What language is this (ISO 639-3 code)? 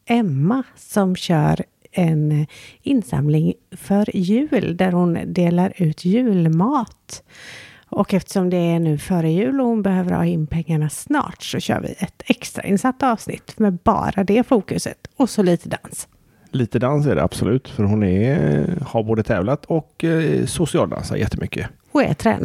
swe